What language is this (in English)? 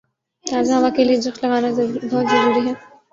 Urdu